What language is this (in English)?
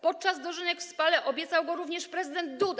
Polish